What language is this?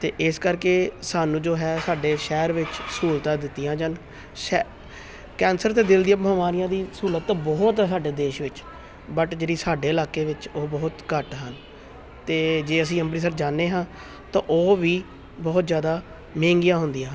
Punjabi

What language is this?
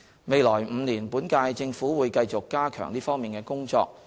Cantonese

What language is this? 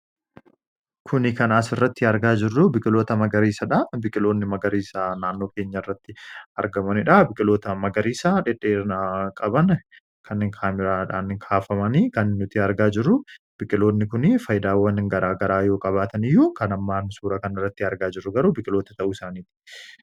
Oromo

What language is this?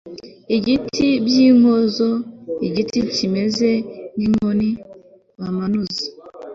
Kinyarwanda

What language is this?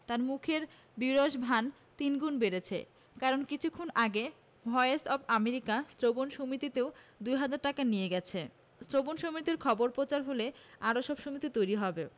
Bangla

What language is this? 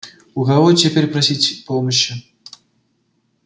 Russian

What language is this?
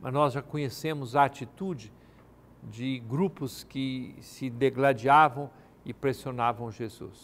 Portuguese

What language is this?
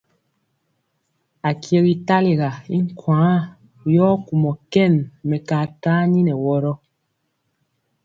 Mpiemo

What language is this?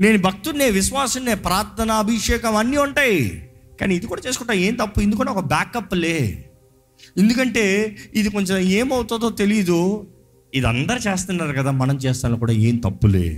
Telugu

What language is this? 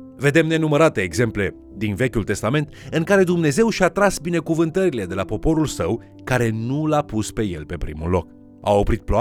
Romanian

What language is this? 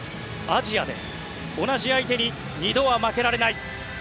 Japanese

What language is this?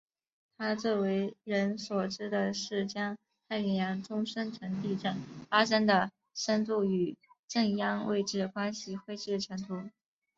Chinese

